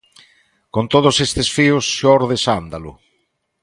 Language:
Galician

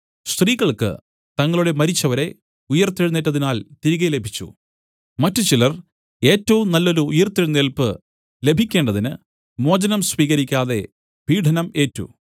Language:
Malayalam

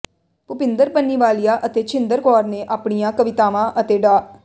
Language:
Punjabi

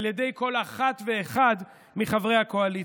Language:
Hebrew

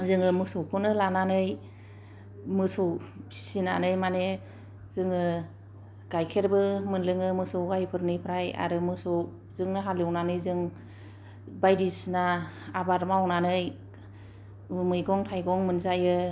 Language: Bodo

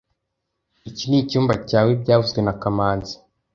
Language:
Kinyarwanda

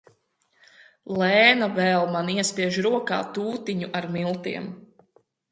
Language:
Latvian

